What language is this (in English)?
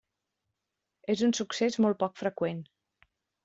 Catalan